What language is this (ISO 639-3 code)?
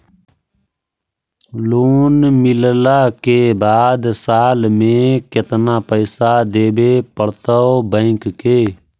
mag